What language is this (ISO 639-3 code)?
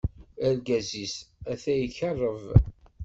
kab